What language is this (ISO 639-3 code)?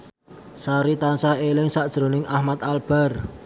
jav